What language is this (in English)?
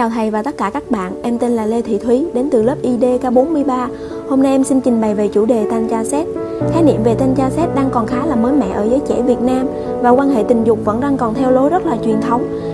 Vietnamese